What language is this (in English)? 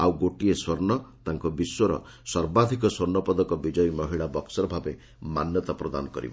Odia